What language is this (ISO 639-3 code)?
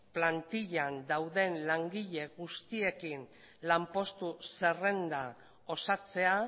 eus